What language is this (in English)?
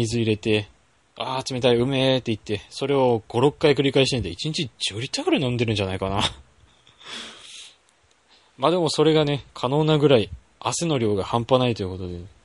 Japanese